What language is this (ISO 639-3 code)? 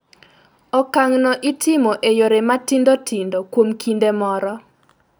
luo